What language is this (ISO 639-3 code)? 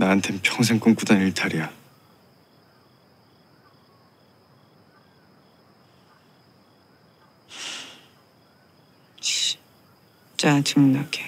kor